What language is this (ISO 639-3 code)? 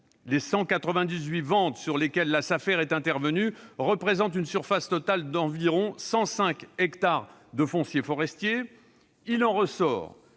fra